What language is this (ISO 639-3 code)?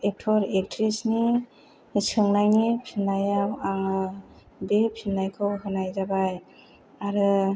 brx